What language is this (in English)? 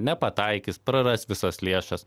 Lithuanian